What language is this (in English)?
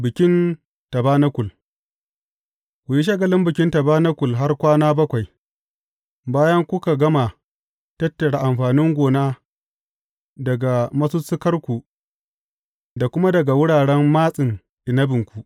Hausa